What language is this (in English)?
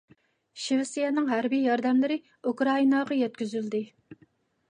Uyghur